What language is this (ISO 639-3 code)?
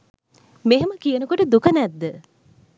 sin